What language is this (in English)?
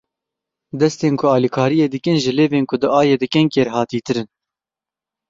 Kurdish